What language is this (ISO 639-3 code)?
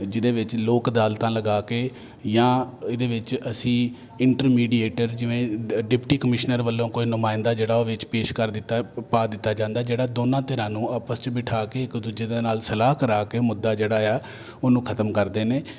pan